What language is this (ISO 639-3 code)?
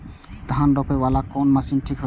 mai